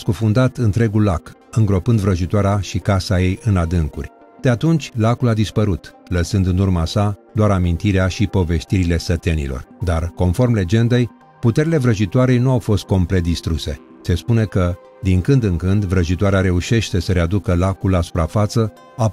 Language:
Romanian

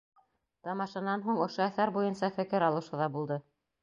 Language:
Bashkir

